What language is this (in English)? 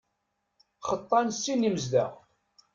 Kabyle